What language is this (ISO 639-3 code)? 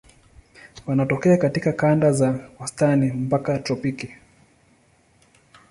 swa